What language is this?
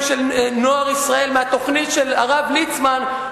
Hebrew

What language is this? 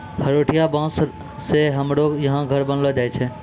Maithili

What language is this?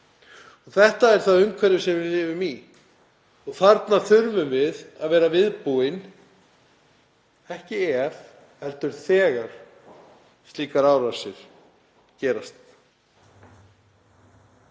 Icelandic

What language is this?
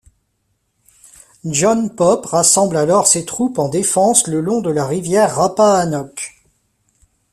French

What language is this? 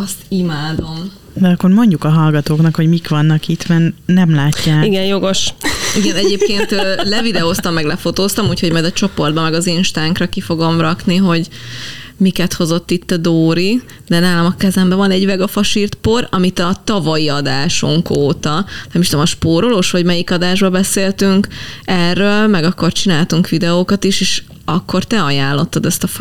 Hungarian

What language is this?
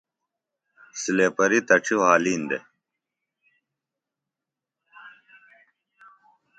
Phalura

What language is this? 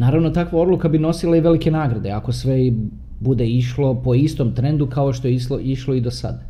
Croatian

